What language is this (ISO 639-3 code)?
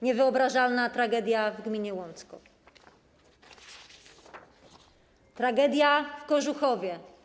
pol